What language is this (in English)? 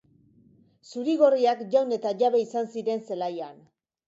Basque